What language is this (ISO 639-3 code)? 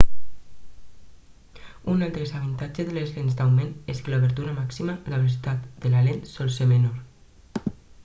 cat